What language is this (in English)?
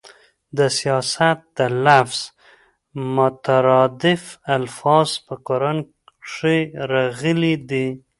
Pashto